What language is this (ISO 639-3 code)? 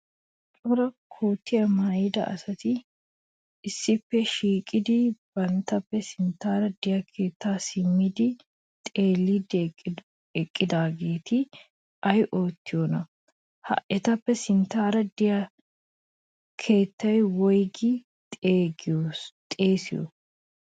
wal